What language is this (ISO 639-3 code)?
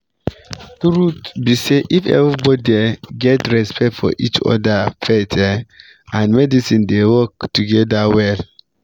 pcm